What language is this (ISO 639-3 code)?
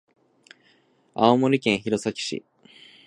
jpn